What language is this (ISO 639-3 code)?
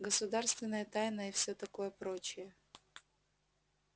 rus